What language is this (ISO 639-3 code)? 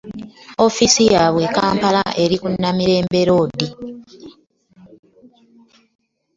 lug